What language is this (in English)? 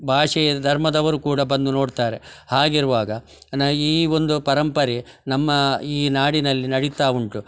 Kannada